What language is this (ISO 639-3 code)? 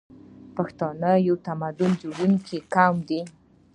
pus